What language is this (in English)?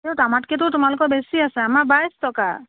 Assamese